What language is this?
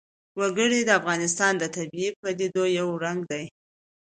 Pashto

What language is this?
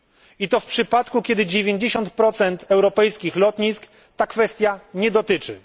Polish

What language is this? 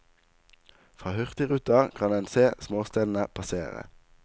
Norwegian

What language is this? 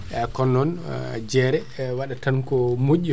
Fula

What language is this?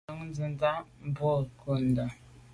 Medumba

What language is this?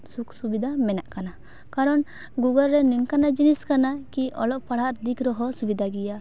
Santali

